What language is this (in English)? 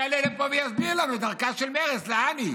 Hebrew